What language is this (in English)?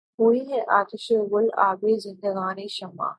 Urdu